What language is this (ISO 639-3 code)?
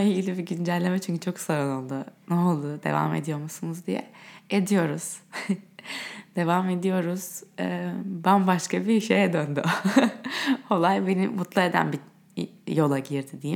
tur